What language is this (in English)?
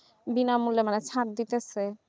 Bangla